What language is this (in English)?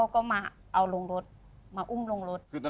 Thai